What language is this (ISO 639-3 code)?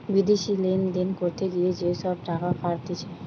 ben